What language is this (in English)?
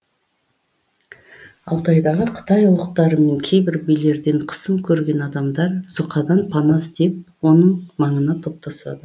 Kazakh